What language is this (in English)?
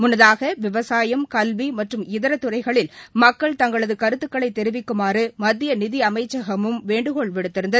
Tamil